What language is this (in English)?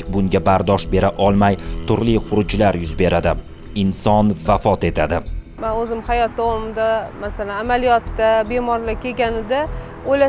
Persian